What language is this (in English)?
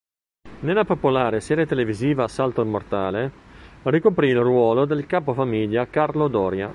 Italian